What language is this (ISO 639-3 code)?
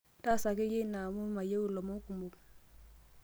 mas